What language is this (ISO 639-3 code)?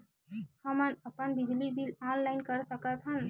hne